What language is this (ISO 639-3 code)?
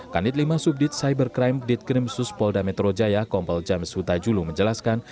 ind